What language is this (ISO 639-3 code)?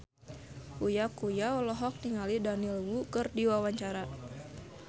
sun